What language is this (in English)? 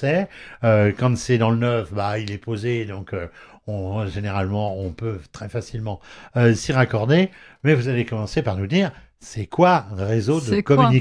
French